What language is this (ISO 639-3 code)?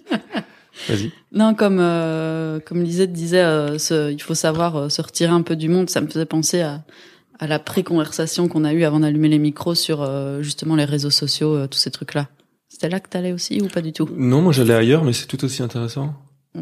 fra